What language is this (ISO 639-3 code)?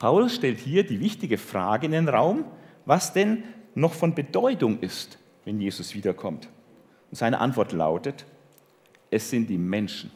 deu